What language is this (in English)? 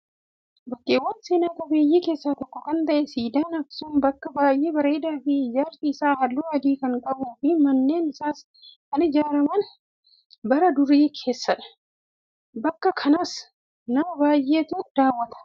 Oromo